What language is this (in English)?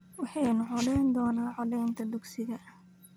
Somali